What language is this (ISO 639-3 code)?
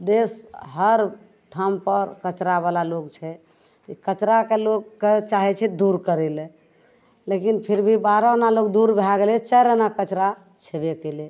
mai